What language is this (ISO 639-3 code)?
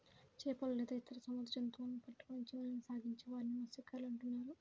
tel